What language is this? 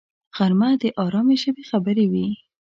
Pashto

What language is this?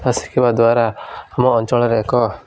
Odia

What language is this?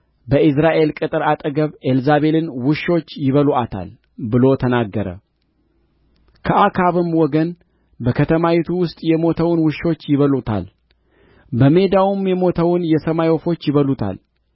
Amharic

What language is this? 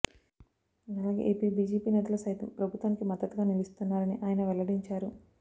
Telugu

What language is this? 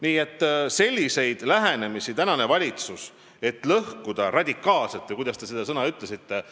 Estonian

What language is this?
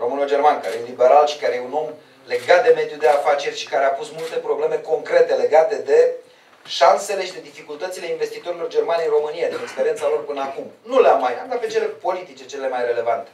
Romanian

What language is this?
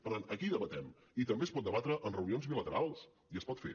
Catalan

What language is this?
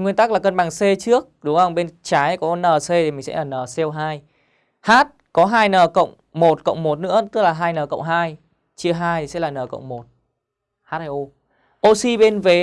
Vietnamese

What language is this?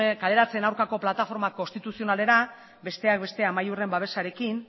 Basque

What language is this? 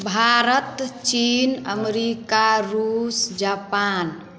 Maithili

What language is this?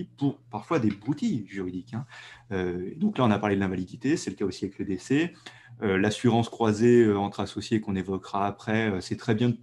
French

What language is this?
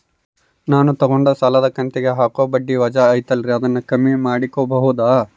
Kannada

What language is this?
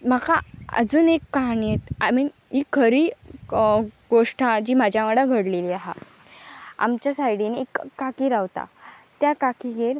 Konkani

